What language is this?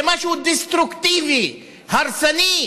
Hebrew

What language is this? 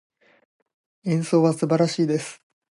Japanese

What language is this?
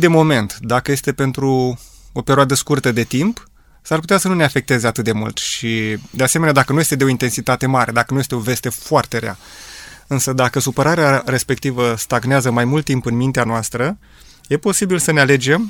Romanian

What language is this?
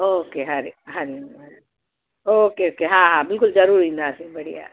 Sindhi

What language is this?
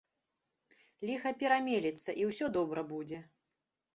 Belarusian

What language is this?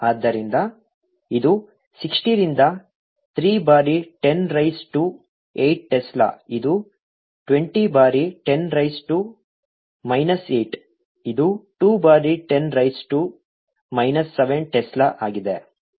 Kannada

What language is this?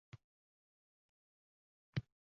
Uzbek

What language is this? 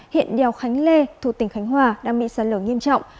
Vietnamese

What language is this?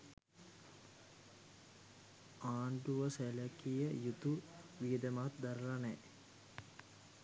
Sinhala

